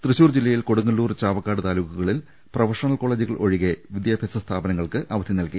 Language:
Malayalam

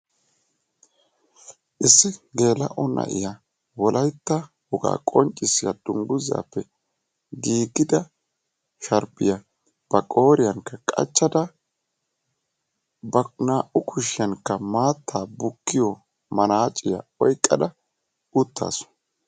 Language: Wolaytta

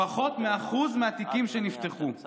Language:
Hebrew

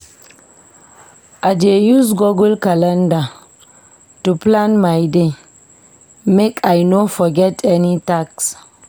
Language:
Nigerian Pidgin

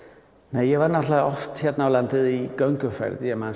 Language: Icelandic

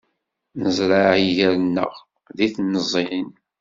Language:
Kabyle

